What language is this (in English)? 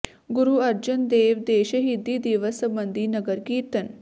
Punjabi